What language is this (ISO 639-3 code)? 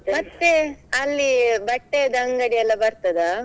kan